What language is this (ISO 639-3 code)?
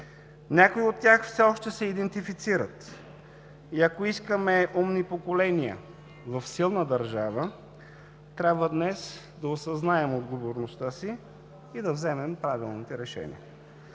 bul